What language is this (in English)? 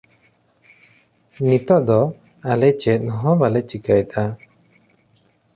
Santali